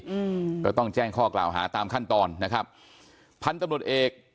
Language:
Thai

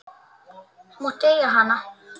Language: Icelandic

